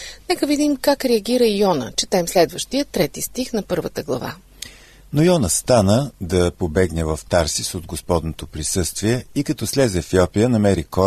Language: Bulgarian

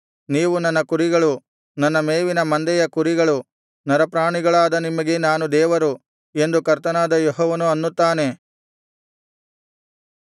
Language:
Kannada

